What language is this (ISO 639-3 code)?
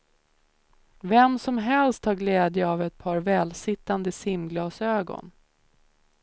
swe